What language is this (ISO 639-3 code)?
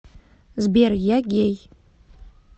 rus